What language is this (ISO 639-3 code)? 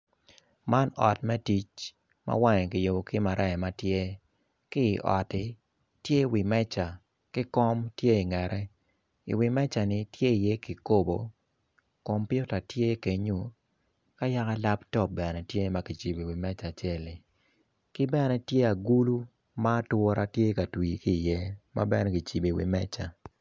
ach